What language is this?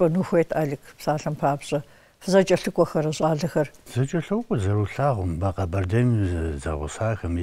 Arabic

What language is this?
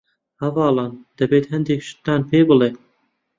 Central Kurdish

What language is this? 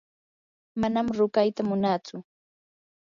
Yanahuanca Pasco Quechua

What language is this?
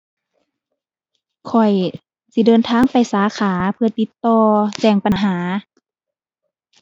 Thai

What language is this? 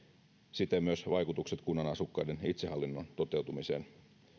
Finnish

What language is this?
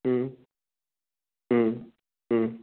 Bodo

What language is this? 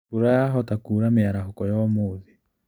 Kikuyu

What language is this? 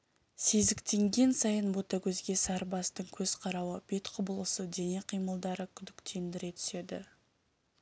Kazakh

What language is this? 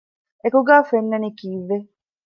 Divehi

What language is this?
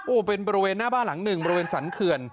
Thai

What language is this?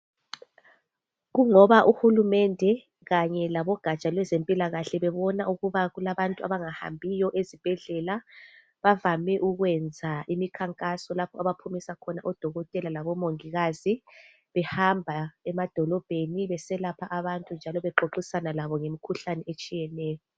North Ndebele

